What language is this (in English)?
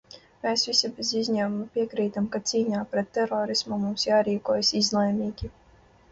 Latvian